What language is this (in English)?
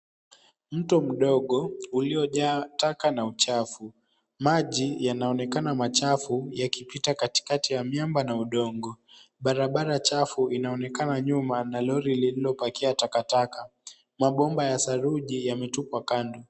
Swahili